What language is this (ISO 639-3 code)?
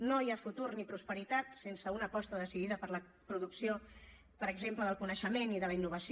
cat